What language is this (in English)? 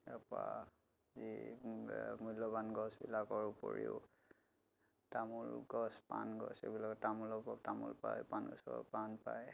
Assamese